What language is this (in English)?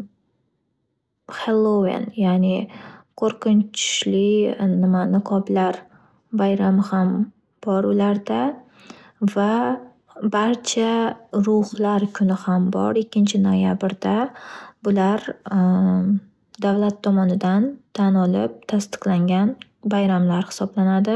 Uzbek